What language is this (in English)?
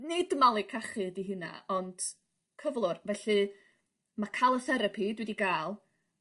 Welsh